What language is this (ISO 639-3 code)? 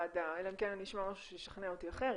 heb